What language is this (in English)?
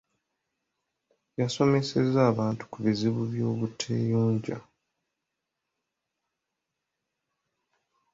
Ganda